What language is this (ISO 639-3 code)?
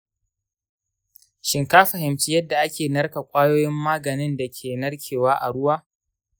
hau